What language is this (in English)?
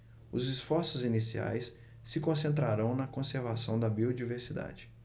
Portuguese